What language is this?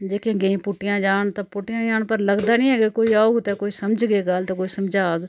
Dogri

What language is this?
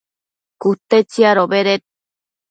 Matsés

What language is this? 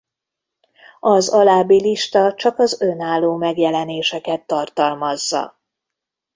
Hungarian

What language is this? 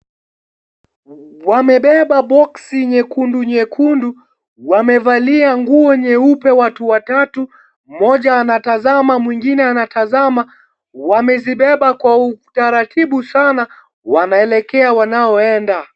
Swahili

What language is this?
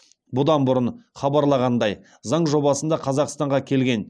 Kazakh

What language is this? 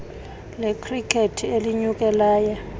Xhosa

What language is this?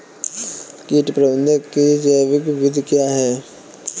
Hindi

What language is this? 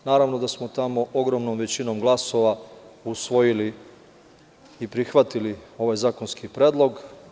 Serbian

